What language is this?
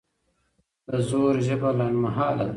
Pashto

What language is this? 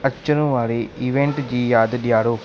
Sindhi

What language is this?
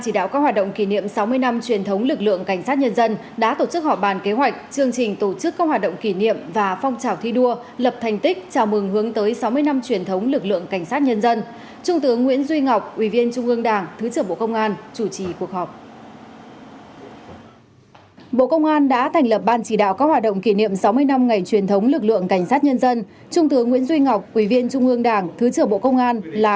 Vietnamese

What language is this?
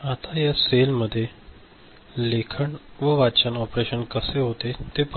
Marathi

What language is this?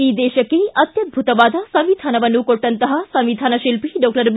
Kannada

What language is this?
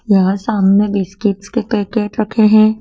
Hindi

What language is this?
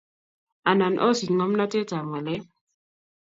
Kalenjin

